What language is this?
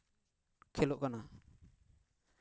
Santali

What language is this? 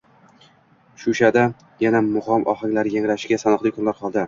Uzbek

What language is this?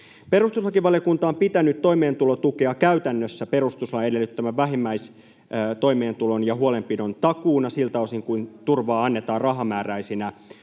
Finnish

